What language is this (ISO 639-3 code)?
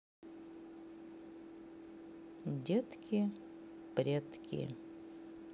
rus